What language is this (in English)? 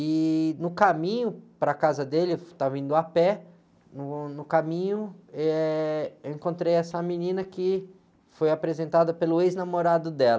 Portuguese